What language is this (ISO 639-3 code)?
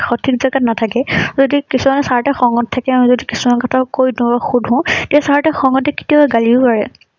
asm